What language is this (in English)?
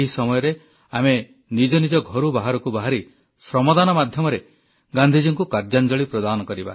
Odia